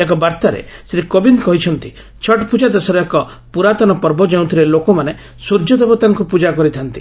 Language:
Odia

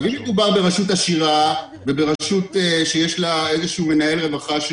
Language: Hebrew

